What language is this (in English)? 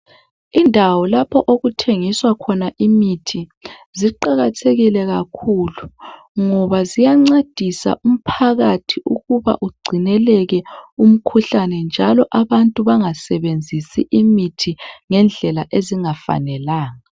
North Ndebele